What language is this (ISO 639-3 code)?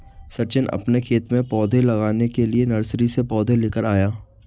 hin